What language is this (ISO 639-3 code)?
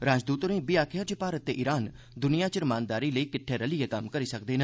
doi